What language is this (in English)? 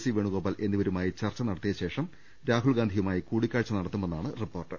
Malayalam